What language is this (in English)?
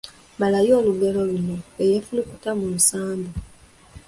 Ganda